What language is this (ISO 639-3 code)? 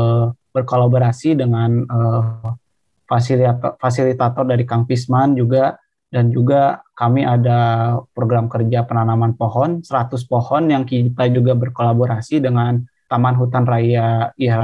ind